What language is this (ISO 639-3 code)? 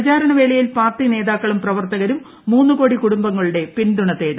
mal